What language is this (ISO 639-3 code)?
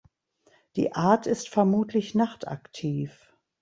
deu